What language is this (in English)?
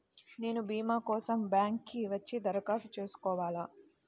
Telugu